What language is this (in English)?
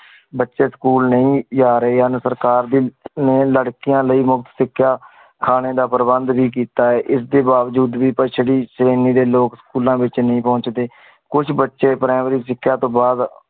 Punjabi